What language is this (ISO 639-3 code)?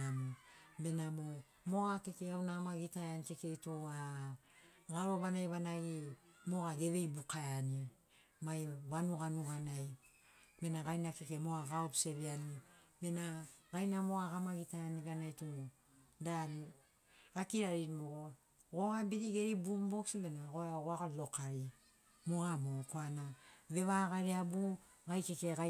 snc